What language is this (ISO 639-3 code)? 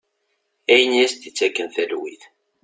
kab